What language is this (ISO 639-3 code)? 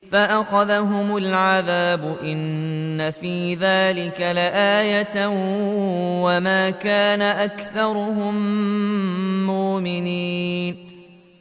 ara